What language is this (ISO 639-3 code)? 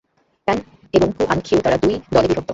ben